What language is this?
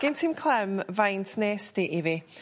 Welsh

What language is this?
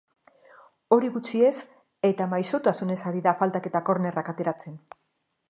Basque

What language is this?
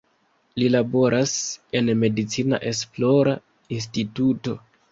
Esperanto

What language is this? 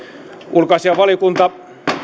Finnish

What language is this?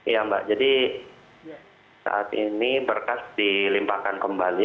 Indonesian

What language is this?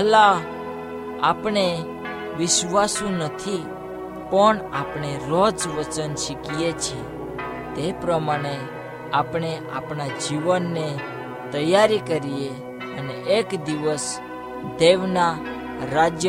Hindi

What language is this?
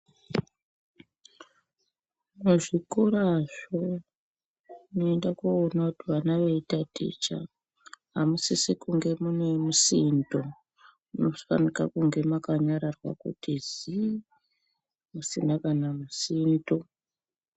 Ndau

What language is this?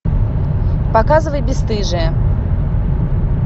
Russian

